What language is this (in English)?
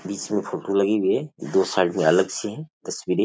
Rajasthani